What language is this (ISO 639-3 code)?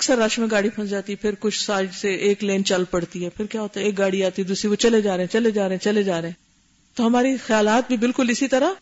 urd